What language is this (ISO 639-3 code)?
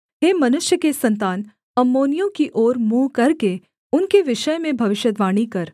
hin